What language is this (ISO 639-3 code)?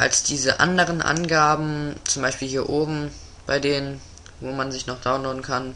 deu